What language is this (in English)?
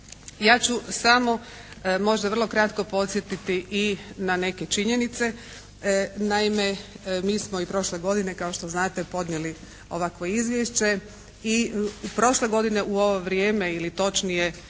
Croatian